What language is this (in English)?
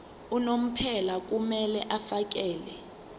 Zulu